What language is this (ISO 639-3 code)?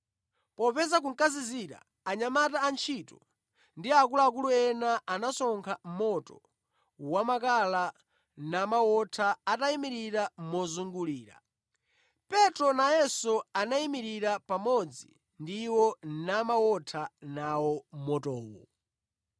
nya